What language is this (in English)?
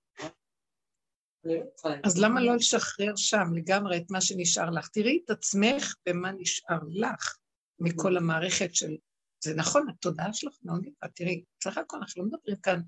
Hebrew